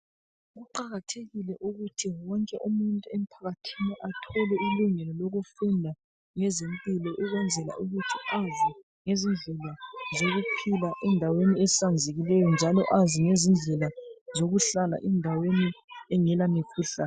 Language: North Ndebele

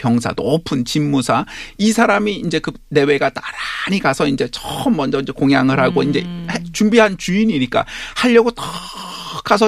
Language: Korean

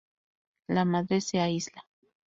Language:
Spanish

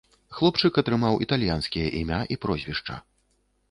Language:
Belarusian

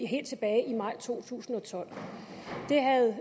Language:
Danish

